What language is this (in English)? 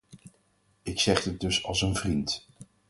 Dutch